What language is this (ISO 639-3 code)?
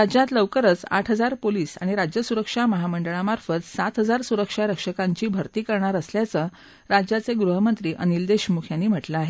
mar